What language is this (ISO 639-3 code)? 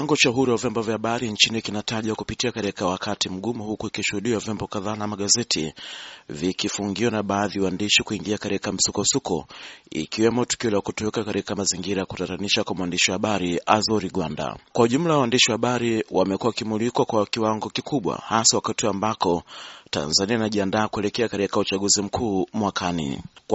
swa